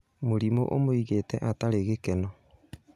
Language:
Kikuyu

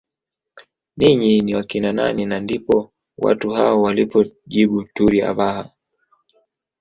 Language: Swahili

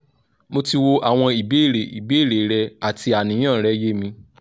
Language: Yoruba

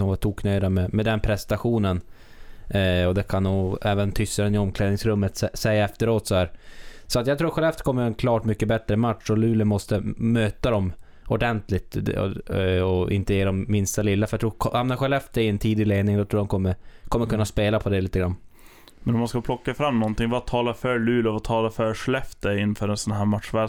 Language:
Swedish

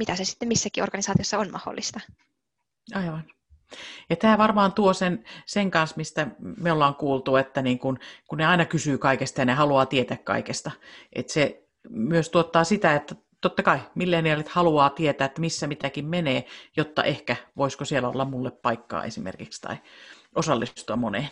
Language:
Finnish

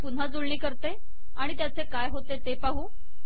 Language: Marathi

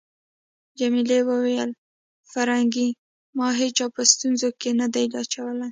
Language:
Pashto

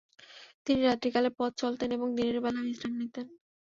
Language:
Bangla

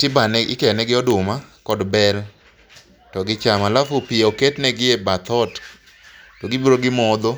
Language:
Luo (Kenya and Tanzania)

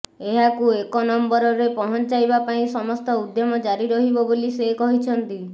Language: Odia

